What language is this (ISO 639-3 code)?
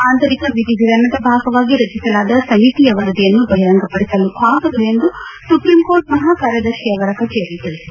kan